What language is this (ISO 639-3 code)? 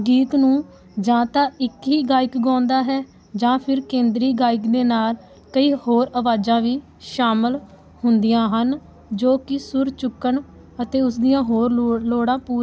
pan